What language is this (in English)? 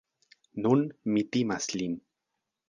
Esperanto